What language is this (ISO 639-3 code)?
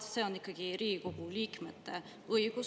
est